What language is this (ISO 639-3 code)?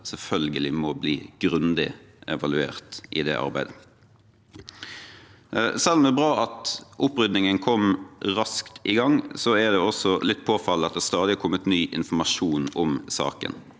nor